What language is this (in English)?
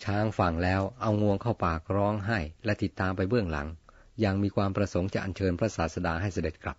Thai